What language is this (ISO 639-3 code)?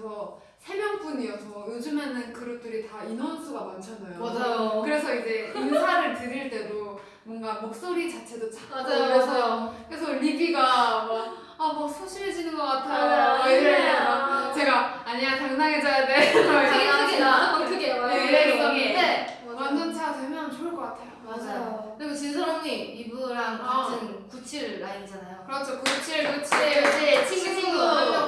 kor